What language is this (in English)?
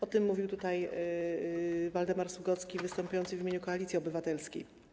Polish